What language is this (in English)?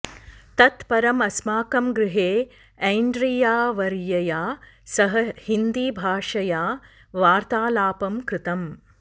Sanskrit